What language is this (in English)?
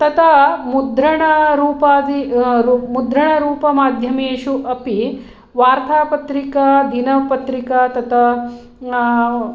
Sanskrit